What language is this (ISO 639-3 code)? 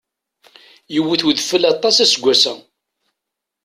kab